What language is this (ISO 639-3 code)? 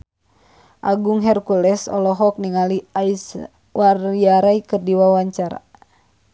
sun